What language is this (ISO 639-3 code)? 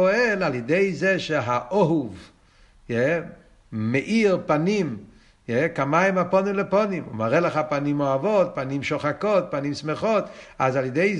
heb